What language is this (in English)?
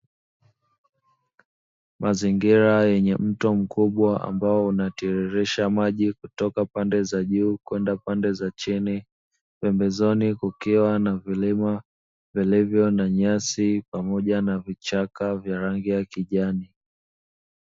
Swahili